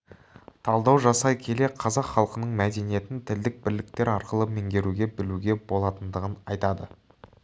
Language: Kazakh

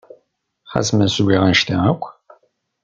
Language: Kabyle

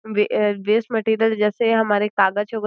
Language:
Hindi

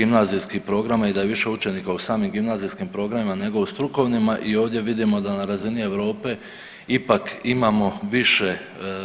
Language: Croatian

